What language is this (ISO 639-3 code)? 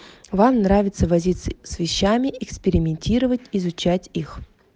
rus